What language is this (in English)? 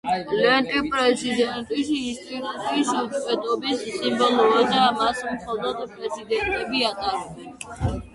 Georgian